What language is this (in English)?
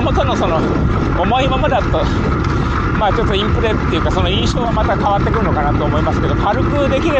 Japanese